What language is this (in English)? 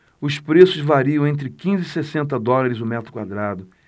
Portuguese